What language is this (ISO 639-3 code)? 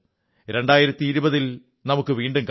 mal